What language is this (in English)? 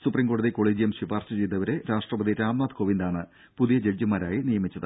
Malayalam